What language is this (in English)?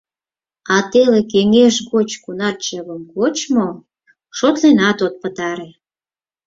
Mari